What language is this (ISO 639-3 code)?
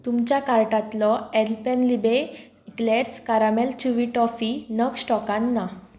kok